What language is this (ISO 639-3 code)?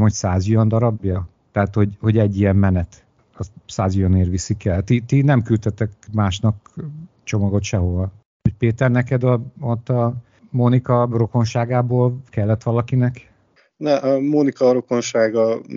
hun